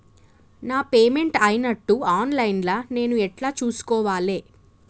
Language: Telugu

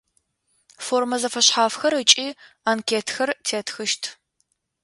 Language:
Adyghe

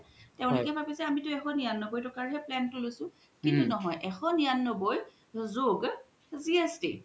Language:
Assamese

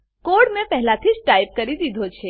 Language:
Gujarati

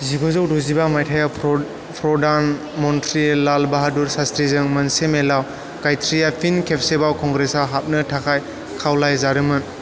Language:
Bodo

